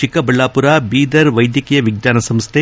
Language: Kannada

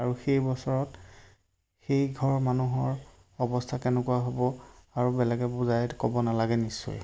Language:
Assamese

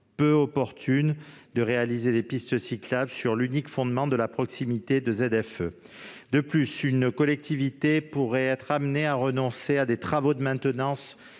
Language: French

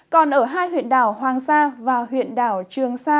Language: Vietnamese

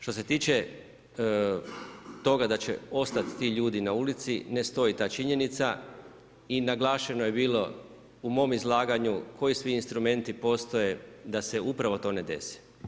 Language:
Croatian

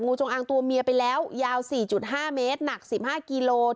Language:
Thai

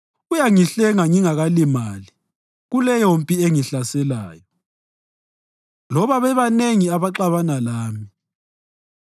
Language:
North Ndebele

